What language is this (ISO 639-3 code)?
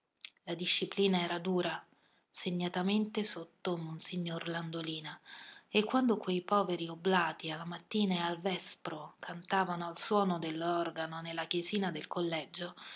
ita